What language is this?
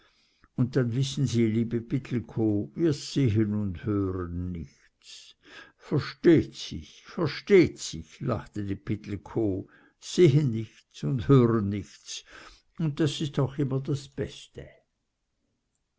German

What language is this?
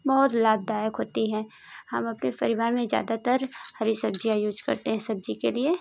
Hindi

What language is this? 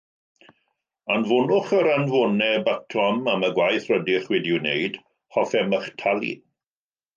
Welsh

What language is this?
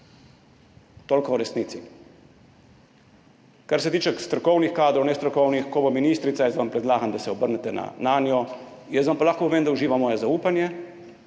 Slovenian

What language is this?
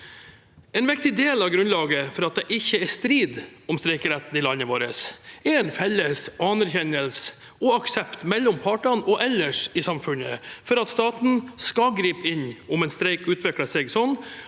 Norwegian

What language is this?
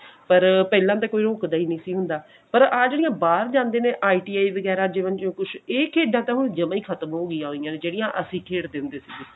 Punjabi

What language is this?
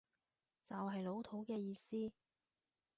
Cantonese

